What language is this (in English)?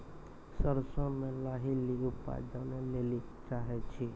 Maithili